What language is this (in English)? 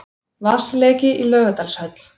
Icelandic